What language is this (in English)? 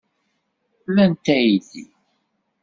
Kabyle